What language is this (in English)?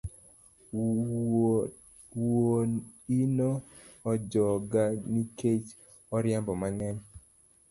Luo (Kenya and Tanzania)